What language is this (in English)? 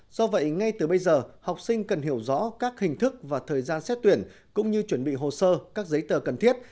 Vietnamese